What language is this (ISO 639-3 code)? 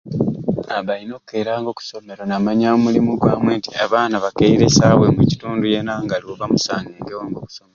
ruc